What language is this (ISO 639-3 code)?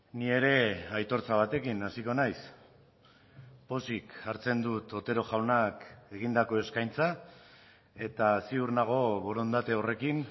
eus